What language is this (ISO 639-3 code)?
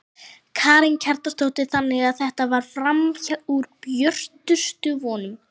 isl